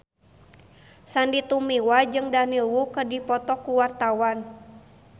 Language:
Sundanese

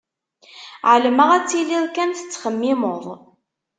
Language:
Kabyle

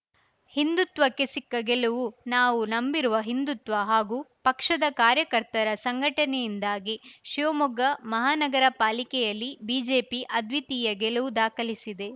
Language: Kannada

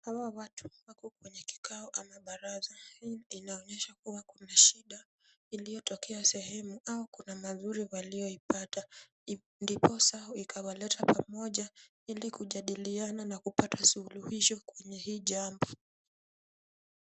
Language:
Swahili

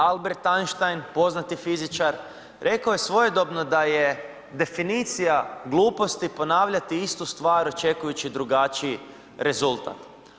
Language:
Croatian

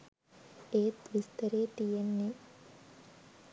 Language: Sinhala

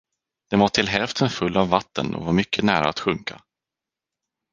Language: Swedish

